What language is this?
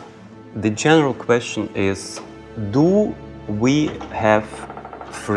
Russian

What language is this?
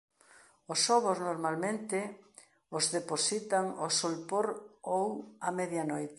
Galician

